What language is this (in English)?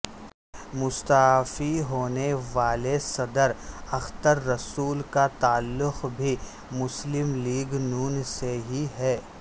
Urdu